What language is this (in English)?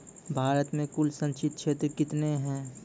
Maithili